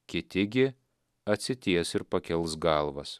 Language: Lithuanian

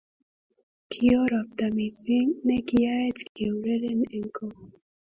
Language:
Kalenjin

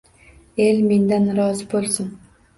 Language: Uzbek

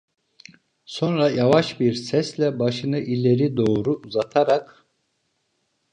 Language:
Turkish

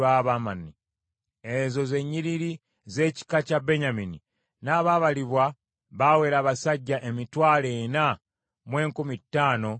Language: Ganda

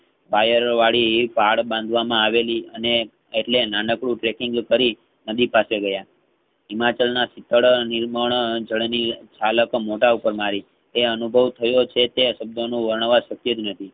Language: Gujarati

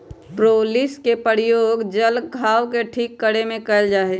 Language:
Magahi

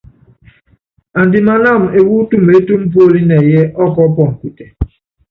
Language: Yangben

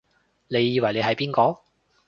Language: Cantonese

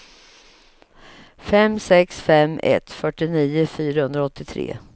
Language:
Swedish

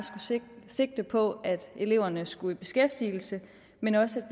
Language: Danish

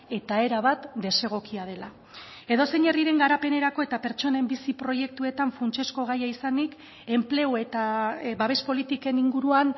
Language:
Basque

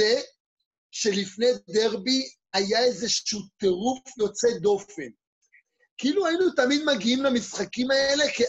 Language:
Hebrew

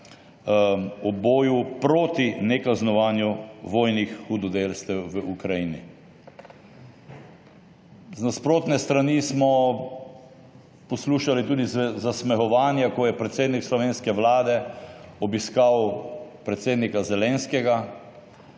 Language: Slovenian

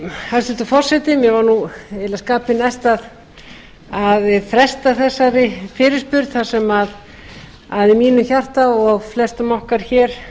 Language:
Icelandic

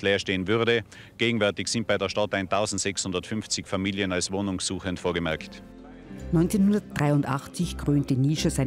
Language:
German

